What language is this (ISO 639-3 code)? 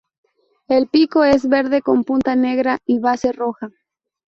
spa